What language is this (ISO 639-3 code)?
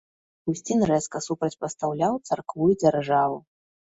bel